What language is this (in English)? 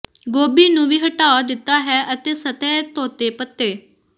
Punjabi